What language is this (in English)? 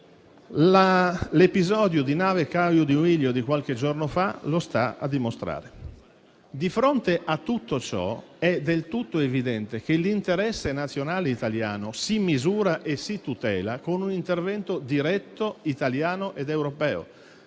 Italian